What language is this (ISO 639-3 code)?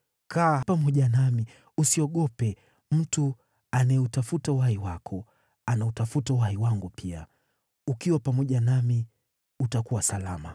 swa